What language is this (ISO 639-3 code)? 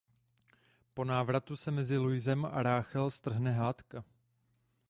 ces